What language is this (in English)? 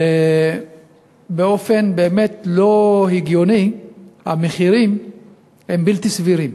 Hebrew